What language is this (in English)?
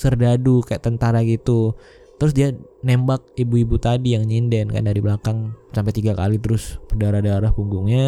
Indonesian